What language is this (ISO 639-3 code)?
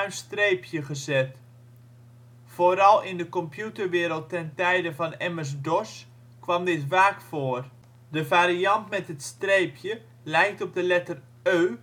nld